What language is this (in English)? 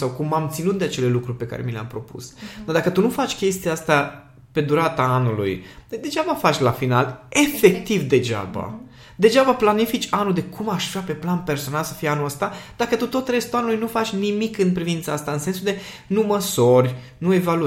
Romanian